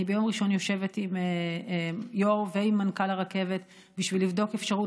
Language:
Hebrew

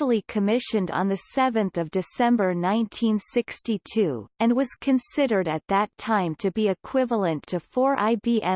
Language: English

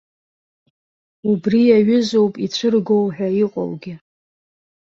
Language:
Abkhazian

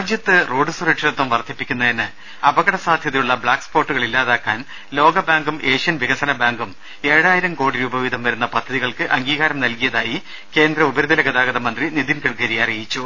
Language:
Malayalam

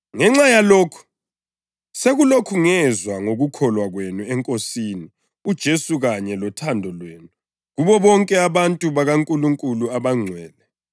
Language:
North Ndebele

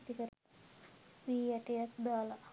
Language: Sinhala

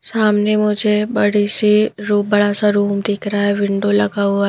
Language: Hindi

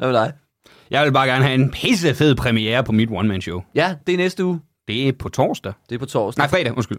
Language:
Danish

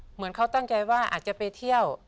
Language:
Thai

